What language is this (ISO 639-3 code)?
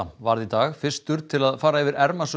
isl